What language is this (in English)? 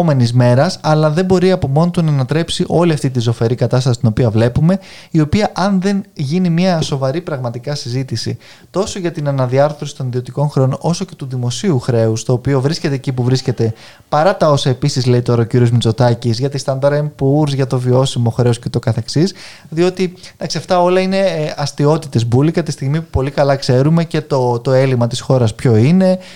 Greek